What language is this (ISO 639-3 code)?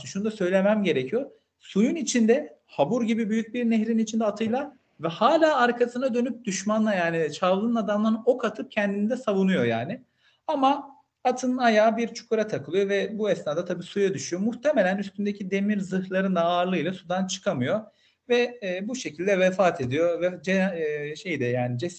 tur